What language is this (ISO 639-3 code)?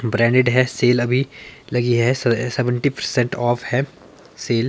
hin